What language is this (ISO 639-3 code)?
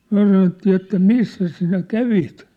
fin